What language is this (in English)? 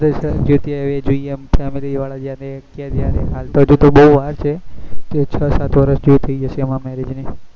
Gujarati